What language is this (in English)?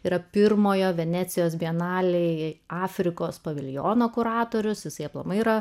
Lithuanian